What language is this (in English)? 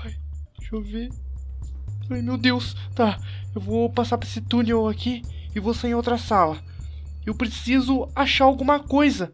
Portuguese